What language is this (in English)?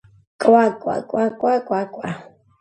Georgian